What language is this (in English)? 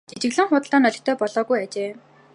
Mongolian